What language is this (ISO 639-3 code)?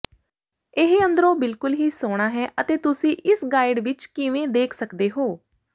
pan